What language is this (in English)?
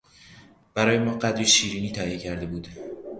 Persian